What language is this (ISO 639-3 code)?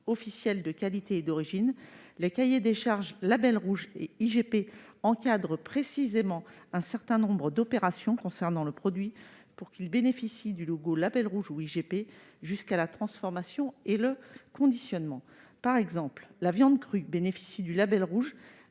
fra